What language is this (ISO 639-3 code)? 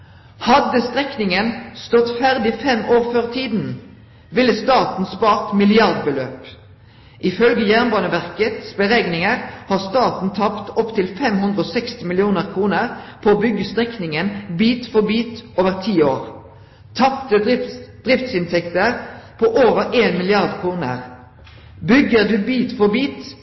nno